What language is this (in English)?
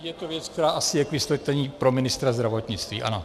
Czech